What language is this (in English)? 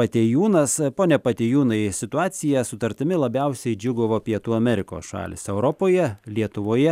Lithuanian